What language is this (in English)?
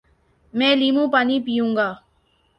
Urdu